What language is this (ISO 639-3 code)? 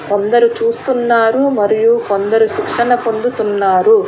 tel